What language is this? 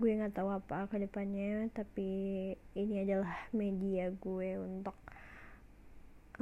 Malay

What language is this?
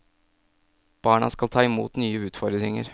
Norwegian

